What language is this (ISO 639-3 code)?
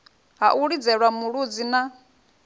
ven